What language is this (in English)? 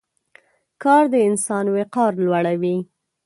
Pashto